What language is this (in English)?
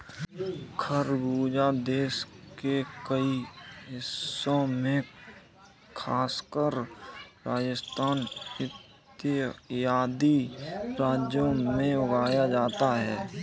Hindi